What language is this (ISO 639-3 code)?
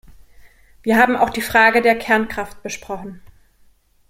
deu